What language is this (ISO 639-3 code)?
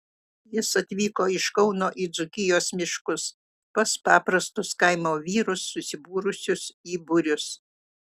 lit